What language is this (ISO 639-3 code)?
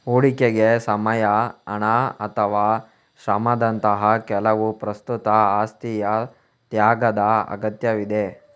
kan